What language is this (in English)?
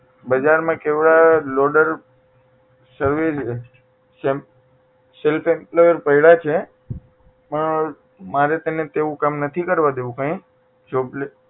Gujarati